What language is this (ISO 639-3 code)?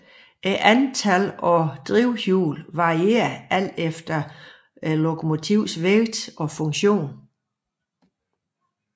dan